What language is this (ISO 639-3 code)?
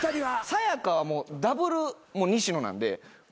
jpn